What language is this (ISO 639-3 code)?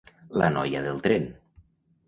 cat